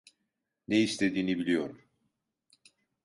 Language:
Turkish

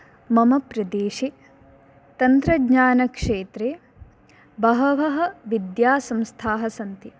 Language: Sanskrit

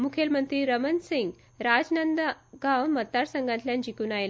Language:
Konkani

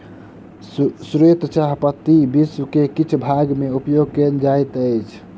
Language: Maithili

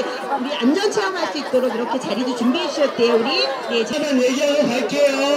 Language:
Korean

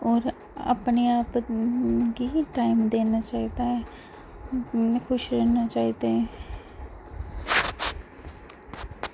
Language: Dogri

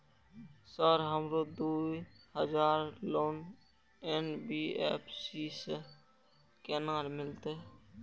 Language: Maithili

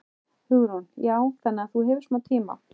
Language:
Icelandic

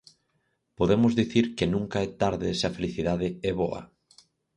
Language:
Galician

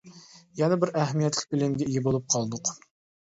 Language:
Uyghur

